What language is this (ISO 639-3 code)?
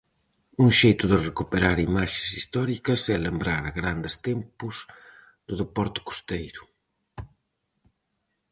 glg